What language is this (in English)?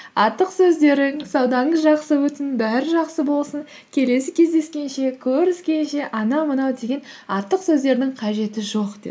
Kazakh